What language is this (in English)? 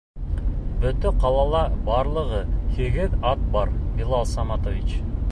Bashkir